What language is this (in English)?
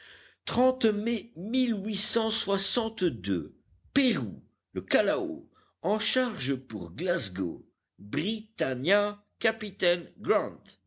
French